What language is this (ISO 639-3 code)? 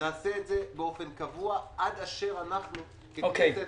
heb